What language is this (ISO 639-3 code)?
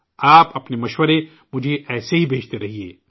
urd